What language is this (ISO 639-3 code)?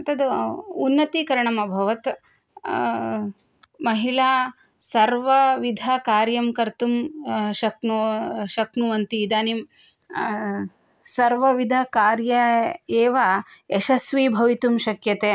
san